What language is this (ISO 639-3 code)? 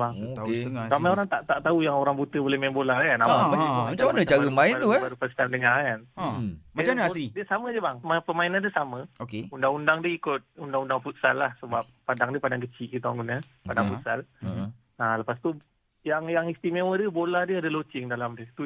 msa